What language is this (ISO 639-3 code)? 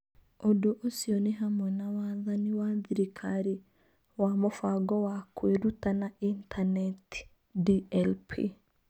kik